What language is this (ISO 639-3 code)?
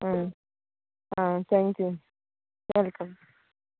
kok